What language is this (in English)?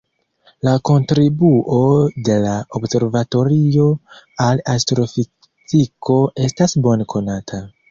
Esperanto